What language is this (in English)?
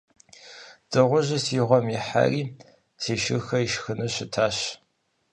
Kabardian